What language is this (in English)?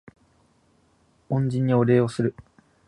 Japanese